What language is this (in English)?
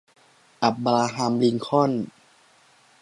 Thai